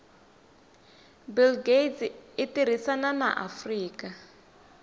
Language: Tsonga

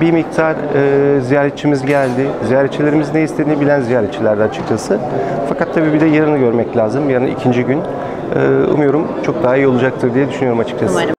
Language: Turkish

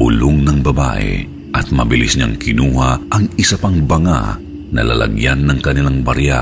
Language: Filipino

